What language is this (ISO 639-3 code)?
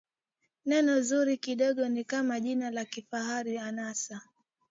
swa